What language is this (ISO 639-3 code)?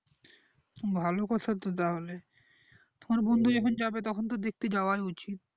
ben